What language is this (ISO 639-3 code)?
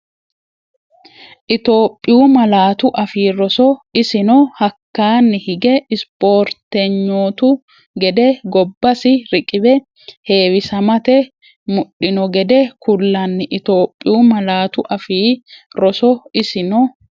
sid